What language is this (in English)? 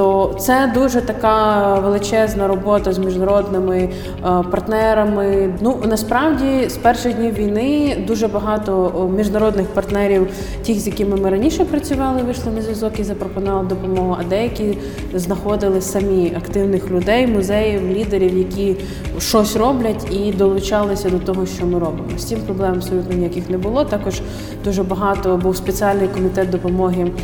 Ukrainian